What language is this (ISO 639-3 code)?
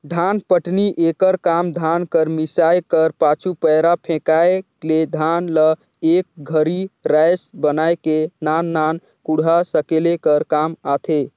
hne